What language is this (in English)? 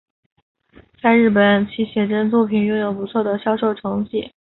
Chinese